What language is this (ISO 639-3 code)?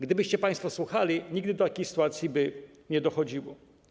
pol